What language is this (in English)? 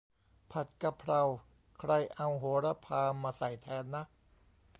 Thai